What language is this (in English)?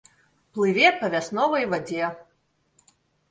Belarusian